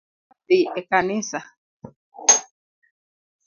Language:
Luo (Kenya and Tanzania)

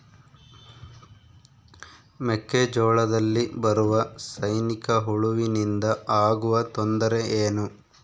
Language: Kannada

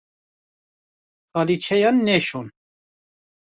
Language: Kurdish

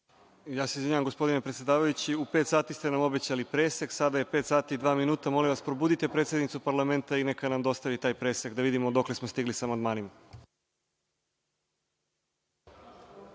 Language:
Serbian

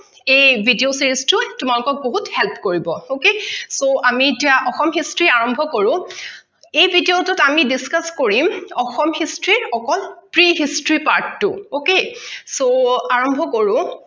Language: Assamese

